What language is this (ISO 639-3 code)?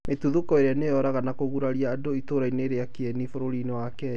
kik